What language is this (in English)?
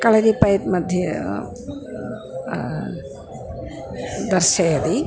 Sanskrit